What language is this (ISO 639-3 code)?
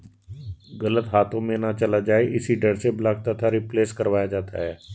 hin